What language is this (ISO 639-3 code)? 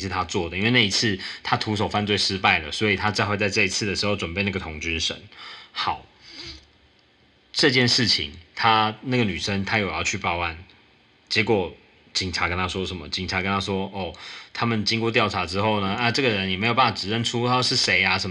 zho